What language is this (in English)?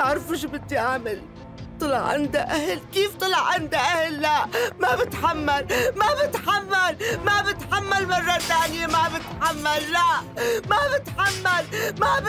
Arabic